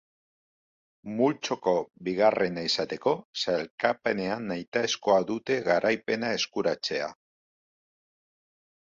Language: Basque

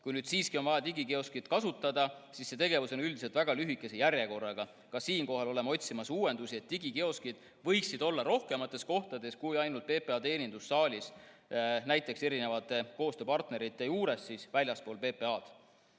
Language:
Estonian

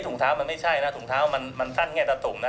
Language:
Thai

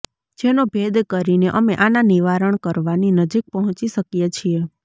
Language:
Gujarati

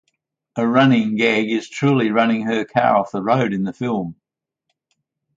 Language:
English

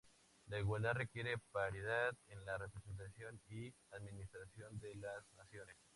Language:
Spanish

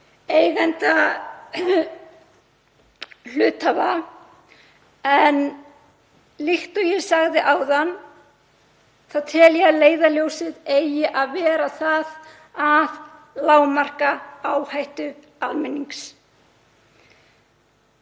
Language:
Icelandic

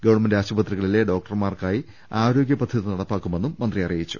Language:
Malayalam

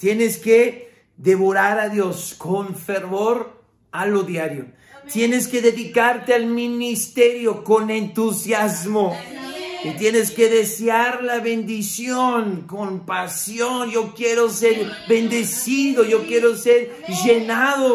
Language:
Spanish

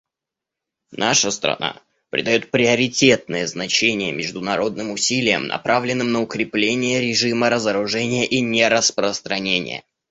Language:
Russian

